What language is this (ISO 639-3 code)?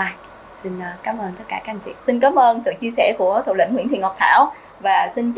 vie